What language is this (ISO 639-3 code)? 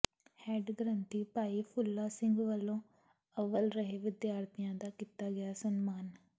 pan